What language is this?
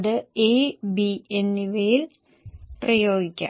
Malayalam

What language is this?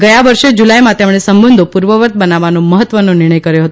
Gujarati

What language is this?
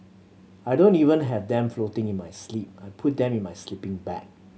English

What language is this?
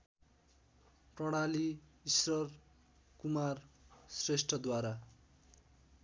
Nepali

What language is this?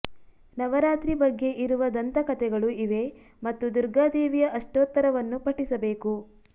Kannada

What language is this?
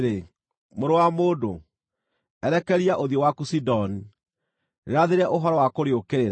Kikuyu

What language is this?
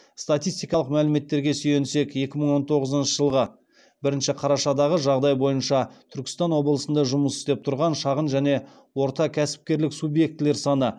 Kazakh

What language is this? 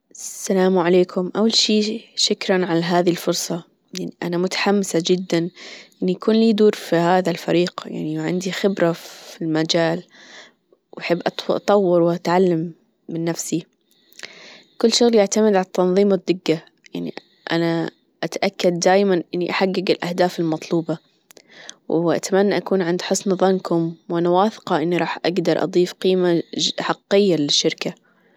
Gulf Arabic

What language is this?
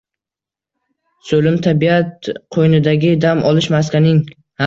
Uzbek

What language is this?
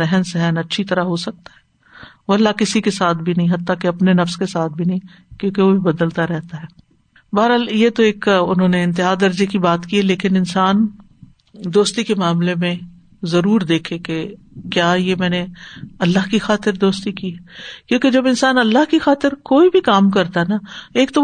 Urdu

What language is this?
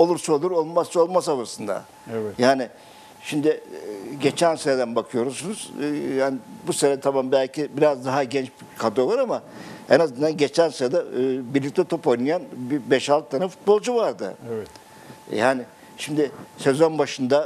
Turkish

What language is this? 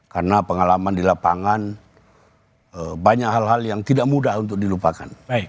Indonesian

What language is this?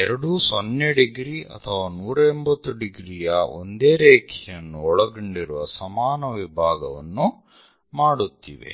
Kannada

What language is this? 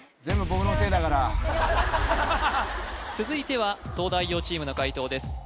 Japanese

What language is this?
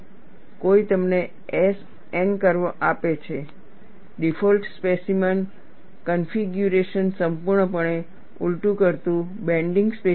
Gujarati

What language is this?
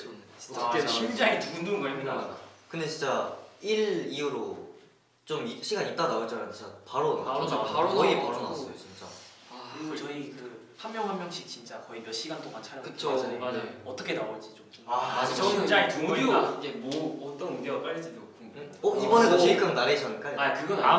Korean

